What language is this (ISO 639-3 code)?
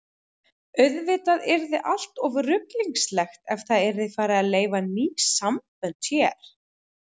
isl